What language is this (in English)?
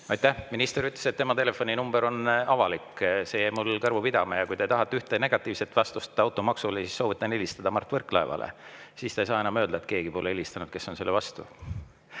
Estonian